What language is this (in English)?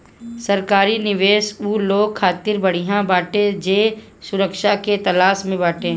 Bhojpuri